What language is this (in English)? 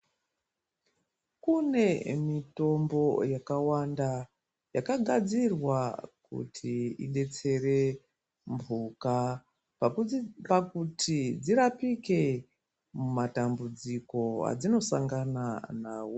Ndau